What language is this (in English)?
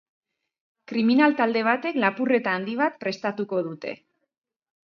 Basque